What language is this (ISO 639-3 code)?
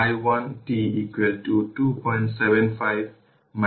ben